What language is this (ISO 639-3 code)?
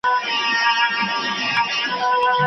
pus